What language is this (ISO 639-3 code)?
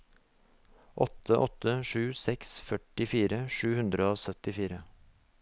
nor